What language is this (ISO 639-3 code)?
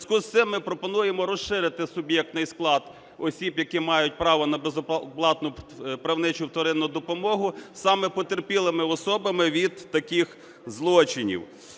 ukr